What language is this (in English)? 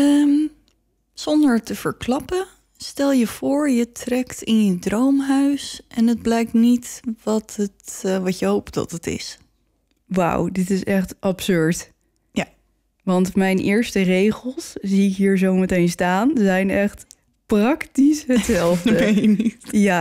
Dutch